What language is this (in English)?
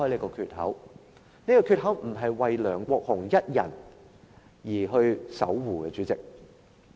Cantonese